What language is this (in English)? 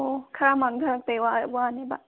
Manipuri